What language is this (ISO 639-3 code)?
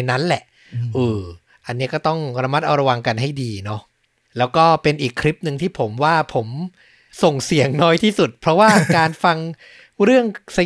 tha